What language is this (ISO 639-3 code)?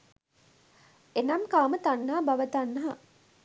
sin